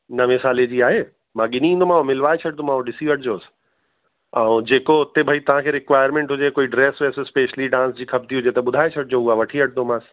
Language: Sindhi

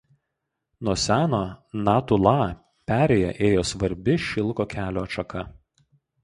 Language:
Lithuanian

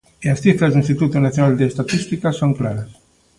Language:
Galician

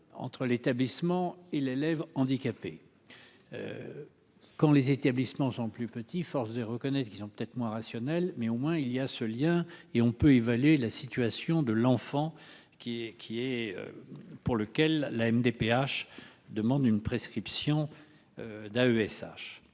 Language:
French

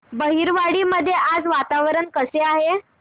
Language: Marathi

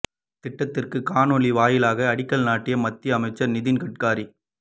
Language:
Tamil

